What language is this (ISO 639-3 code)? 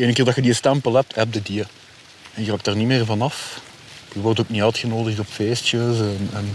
nld